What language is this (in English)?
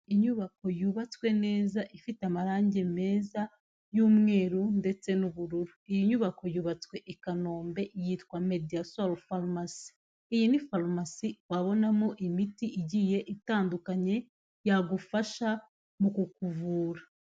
Kinyarwanda